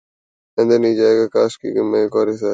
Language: Urdu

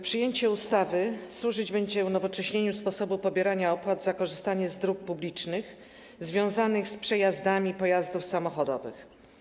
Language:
Polish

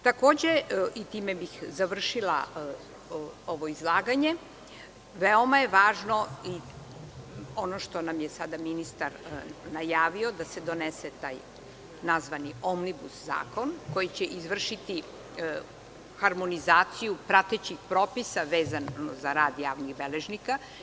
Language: Serbian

